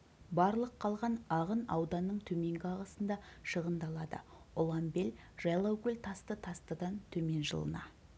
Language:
Kazakh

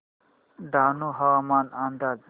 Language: Marathi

